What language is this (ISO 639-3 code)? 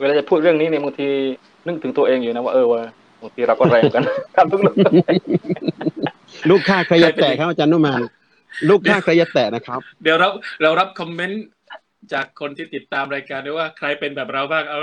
tha